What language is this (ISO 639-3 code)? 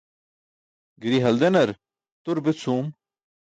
bsk